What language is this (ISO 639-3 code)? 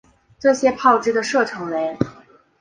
zho